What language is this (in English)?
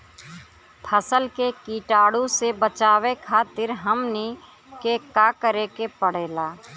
Bhojpuri